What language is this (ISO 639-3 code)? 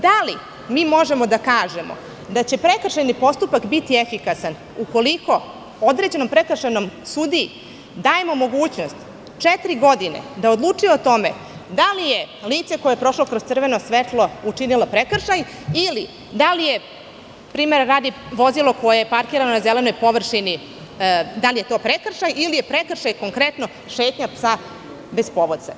srp